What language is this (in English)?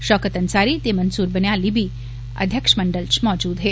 Dogri